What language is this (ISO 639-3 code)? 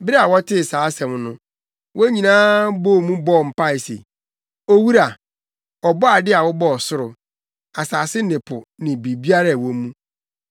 aka